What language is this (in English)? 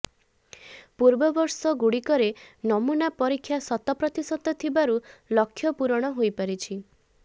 Odia